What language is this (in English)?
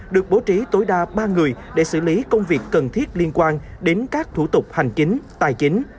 Vietnamese